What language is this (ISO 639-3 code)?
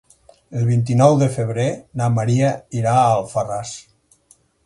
cat